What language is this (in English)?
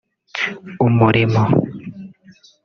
Kinyarwanda